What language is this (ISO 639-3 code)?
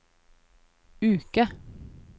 nor